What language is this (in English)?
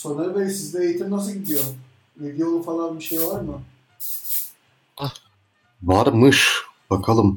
Turkish